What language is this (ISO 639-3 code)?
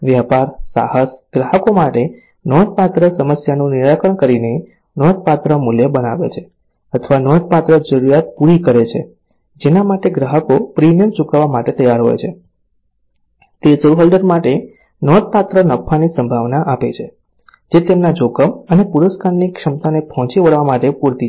guj